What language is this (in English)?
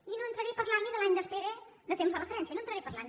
Catalan